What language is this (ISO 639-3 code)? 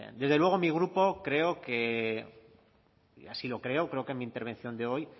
spa